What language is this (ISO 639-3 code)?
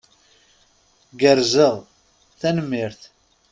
kab